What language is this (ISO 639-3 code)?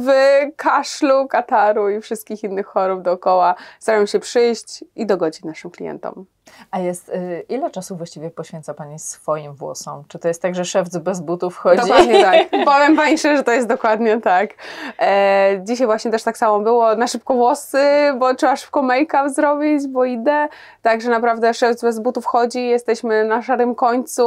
pol